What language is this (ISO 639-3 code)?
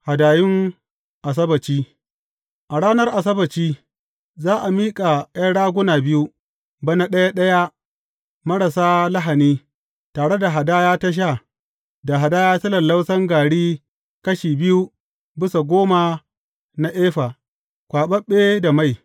hau